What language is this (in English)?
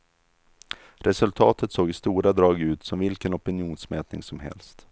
Swedish